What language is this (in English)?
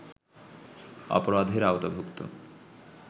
Bangla